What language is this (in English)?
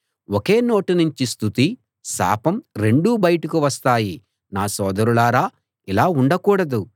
Telugu